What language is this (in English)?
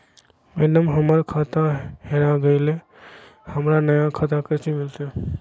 Magahi